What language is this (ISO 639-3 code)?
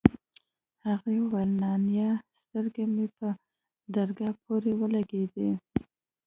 pus